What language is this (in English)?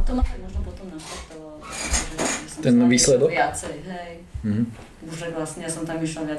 Slovak